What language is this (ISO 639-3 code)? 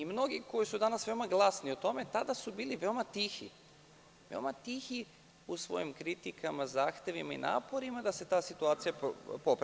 srp